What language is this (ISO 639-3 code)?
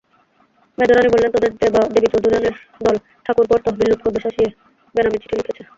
ben